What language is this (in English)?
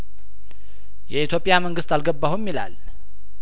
Amharic